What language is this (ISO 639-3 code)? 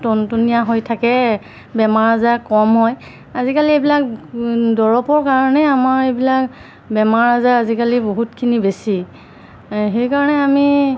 asm